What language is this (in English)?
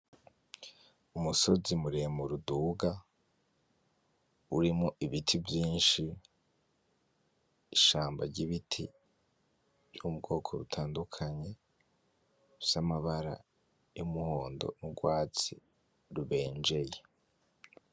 Rundi